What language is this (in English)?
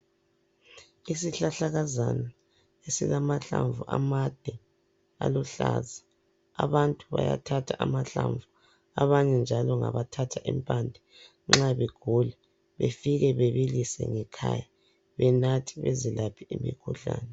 North Ndebele